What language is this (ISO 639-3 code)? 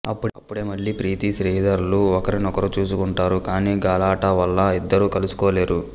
tel